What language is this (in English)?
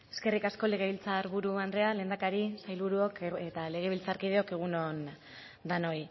Basque